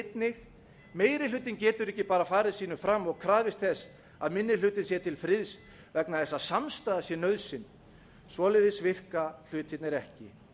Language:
Icelandic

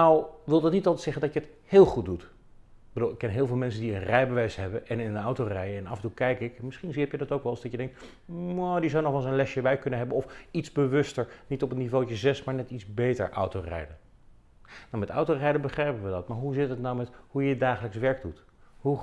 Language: Dutch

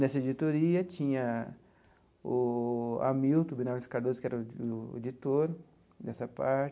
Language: Portuguese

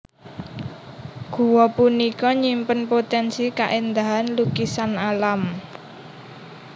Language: Javanese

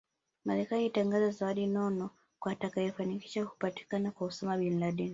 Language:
Swahili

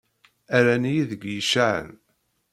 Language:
Kabyle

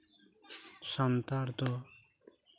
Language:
Santali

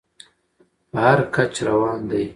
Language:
Pashto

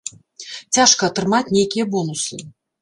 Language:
Belarusian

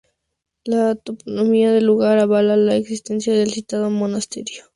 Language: Spanish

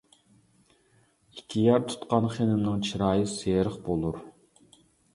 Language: Uyghur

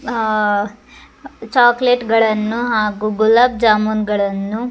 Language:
Kannada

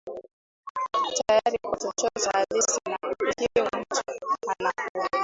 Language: Swahili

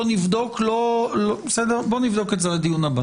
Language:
Hebrew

